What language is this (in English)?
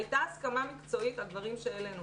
Hebrew